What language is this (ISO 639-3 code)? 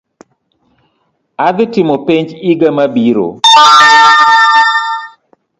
luo